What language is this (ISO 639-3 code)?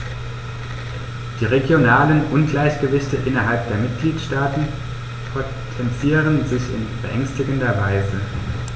deu